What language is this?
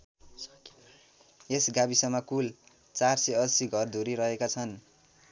Nepali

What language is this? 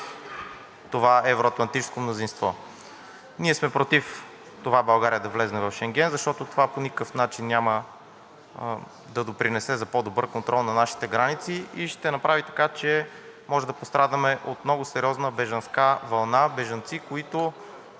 Bulgarian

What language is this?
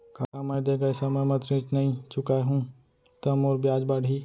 Chhattisgarhi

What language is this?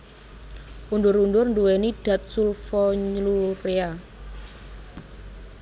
Javanese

